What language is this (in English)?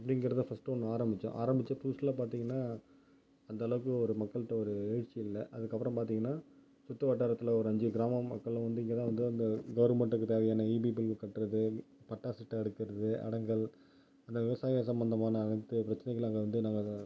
Tamil